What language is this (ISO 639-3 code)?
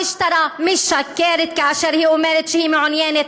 heb